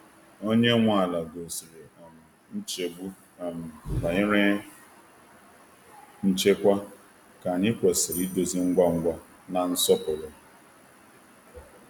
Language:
Igbo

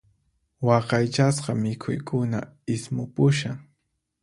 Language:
Puno Quechua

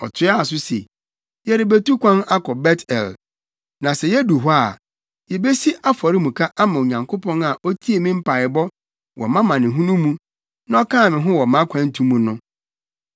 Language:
Akan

